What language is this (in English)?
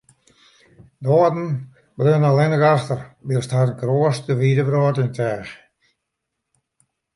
Western Frisian